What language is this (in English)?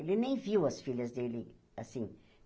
Portuguese